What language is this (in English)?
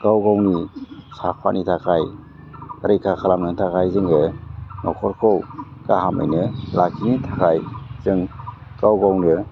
Bodo